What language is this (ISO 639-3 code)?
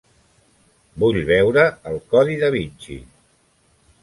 cat